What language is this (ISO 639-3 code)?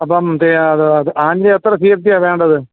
mal